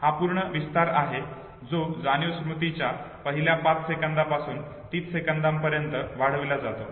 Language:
Marathi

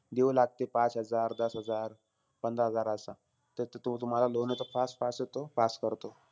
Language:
Marathi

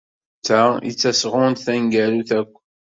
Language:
Kabyle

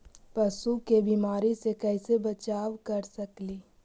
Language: Magahi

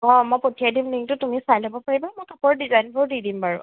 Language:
Assamese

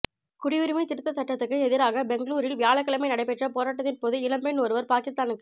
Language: Tamil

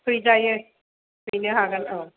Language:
Bodo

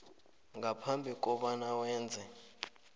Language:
South Ndebele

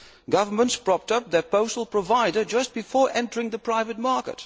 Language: English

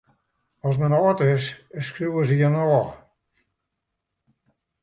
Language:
Western Frisian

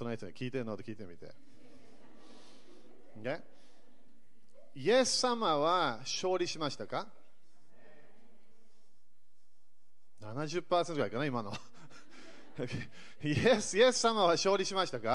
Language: Japanese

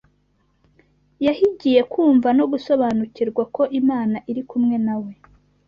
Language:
Kinyarwanda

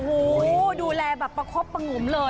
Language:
Thai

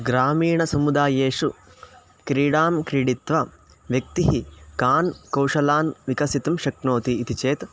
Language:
Sanskrit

